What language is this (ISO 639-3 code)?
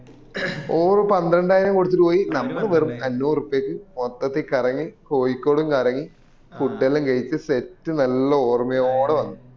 mal